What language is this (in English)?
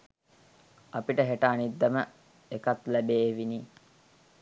Sinhala